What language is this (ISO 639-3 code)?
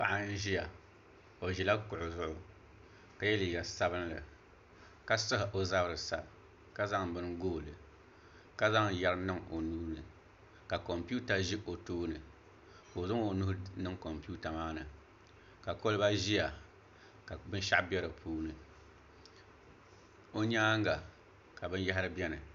dag